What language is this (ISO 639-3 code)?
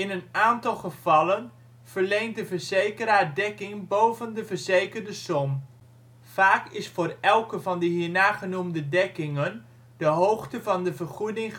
nld